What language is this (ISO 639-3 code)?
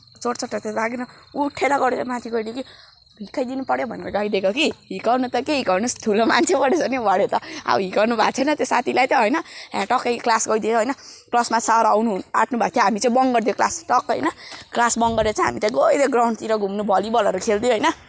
nep